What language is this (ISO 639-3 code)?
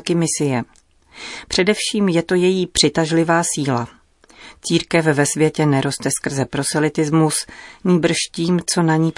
ces